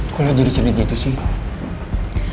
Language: Indonesian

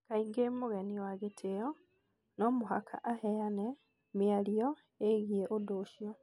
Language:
Kikuyu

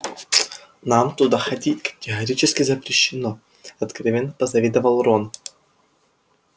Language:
Russian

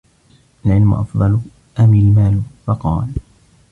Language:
Arabic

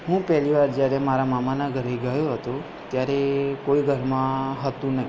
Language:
Gujarati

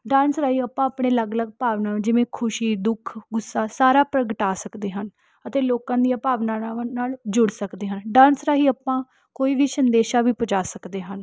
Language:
Punjabi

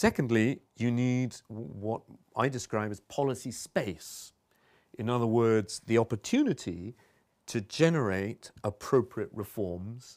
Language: English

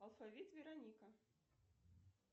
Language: Russian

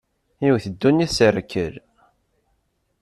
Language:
Kabyle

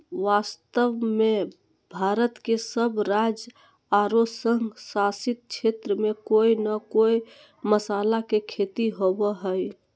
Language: Magahi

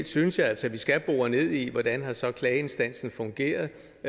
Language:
Danish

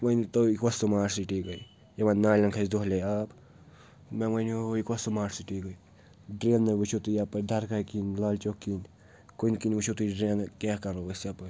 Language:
Kashmiri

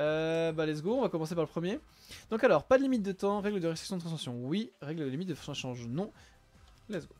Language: French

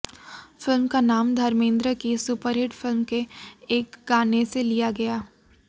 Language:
Hindi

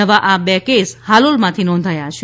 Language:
Gujarati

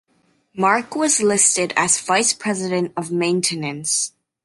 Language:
English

